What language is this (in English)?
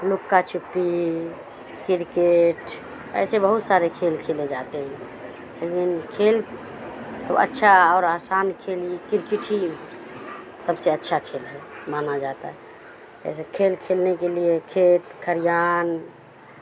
Urdu